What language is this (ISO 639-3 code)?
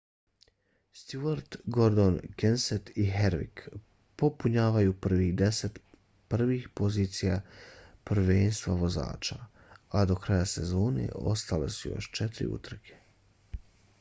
bos